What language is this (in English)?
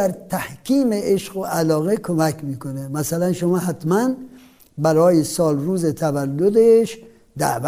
Persian